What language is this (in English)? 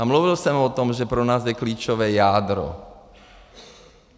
Czech